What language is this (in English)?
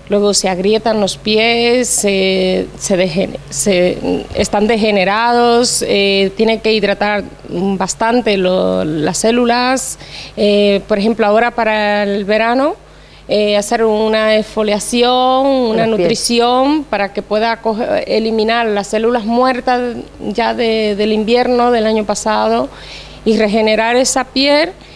Spanish